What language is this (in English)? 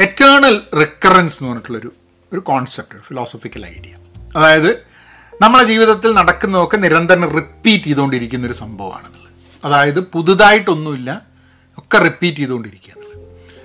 Malayalam